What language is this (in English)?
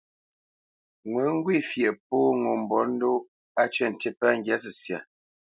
Bamenyam